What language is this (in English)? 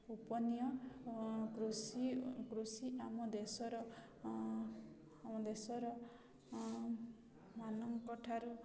Odia